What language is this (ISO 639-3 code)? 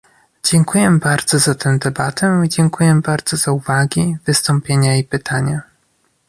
pol